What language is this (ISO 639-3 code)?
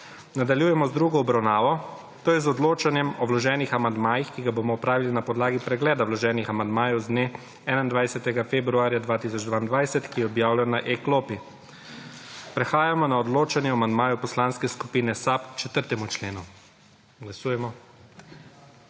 slv